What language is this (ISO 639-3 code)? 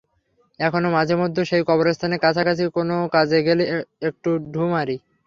ben